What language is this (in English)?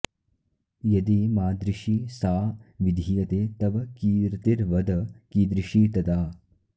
Sanskrit